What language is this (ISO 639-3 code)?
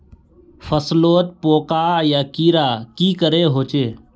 mag